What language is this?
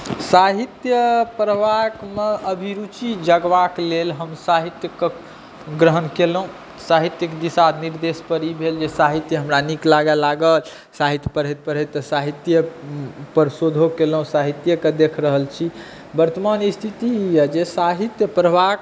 Maithili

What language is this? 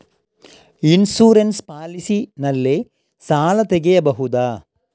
Kannada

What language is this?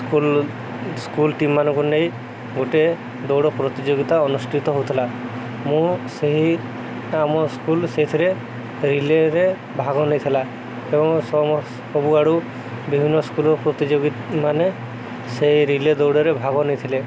Odia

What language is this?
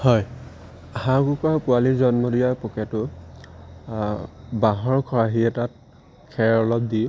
Assamese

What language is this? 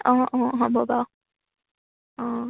Assamese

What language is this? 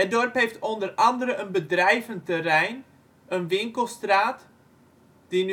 Dutch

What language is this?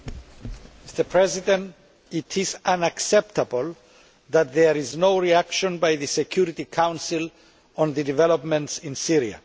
English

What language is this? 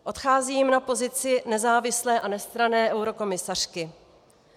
Czech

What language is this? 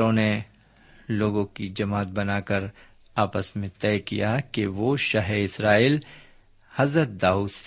Urdu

